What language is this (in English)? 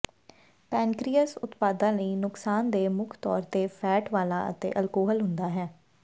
Punjabi